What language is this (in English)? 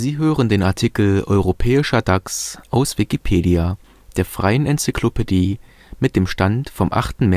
German